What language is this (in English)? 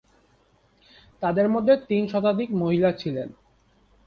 Bangla